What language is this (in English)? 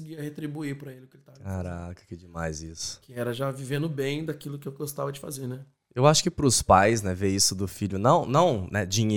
Portuguese